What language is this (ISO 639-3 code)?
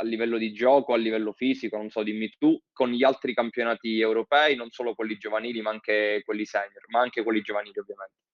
ita